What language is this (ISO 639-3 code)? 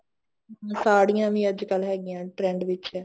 pan